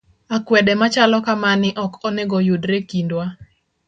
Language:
Luo (Kenya and Tanzania)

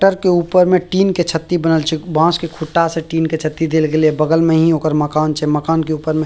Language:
Maithili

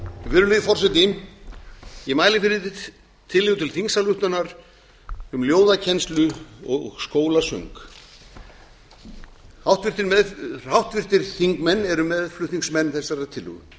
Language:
Icelandic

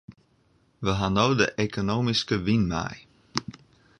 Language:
Western Frisian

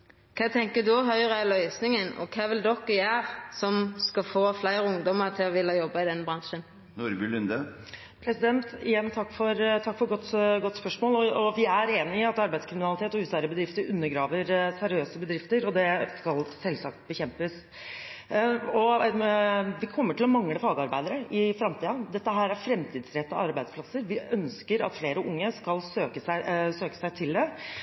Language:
Norwegian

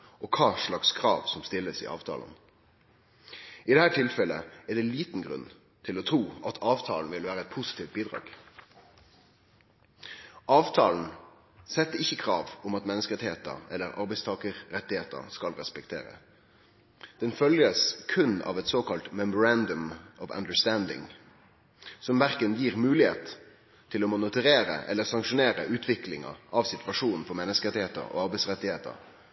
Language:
Norwegian Nynorsk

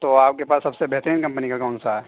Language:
Urdu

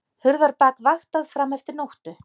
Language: Icelandic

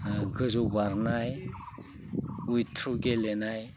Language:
Bodo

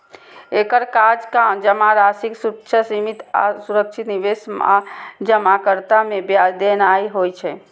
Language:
Maithili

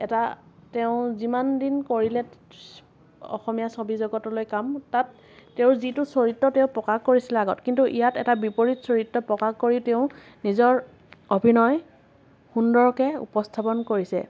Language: Assamese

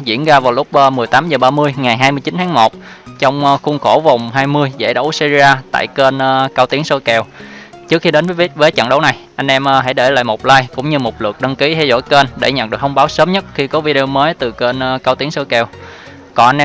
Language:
Vietnamese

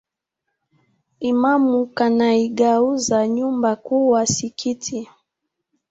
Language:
Swahili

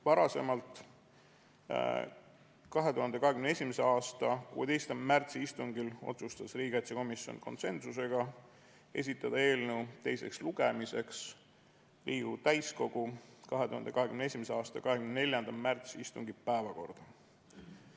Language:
Estonian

